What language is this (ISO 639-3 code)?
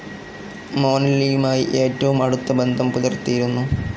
mal